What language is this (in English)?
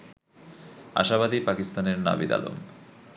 Bangla